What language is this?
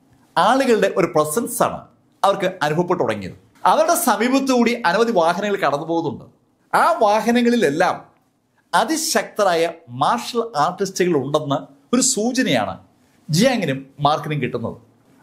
Malayalam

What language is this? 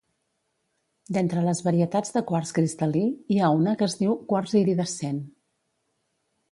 Catalan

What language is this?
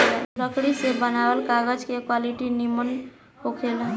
Bhojpuri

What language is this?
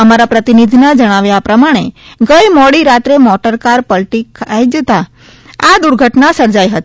Gujarati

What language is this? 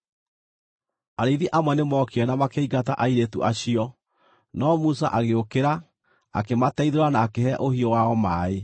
Kikuyu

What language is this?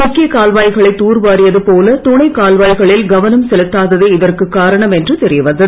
Tamil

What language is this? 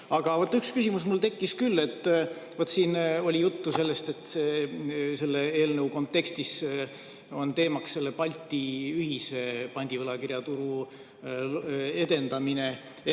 Estonian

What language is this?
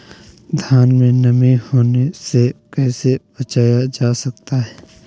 Magahi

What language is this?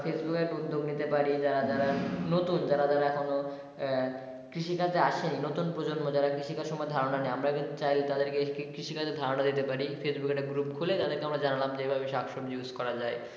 Bangla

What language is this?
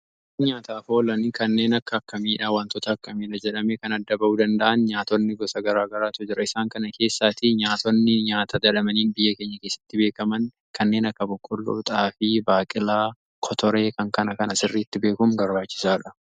Oromo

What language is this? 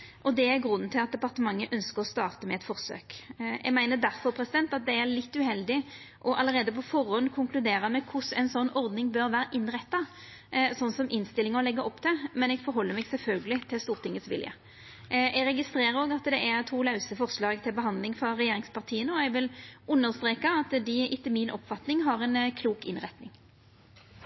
Norwegian Nynorsk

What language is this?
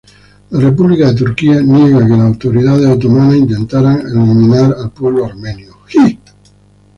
Spanish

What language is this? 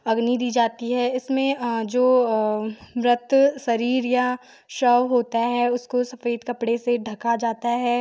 Hindi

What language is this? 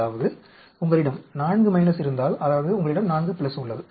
Tamil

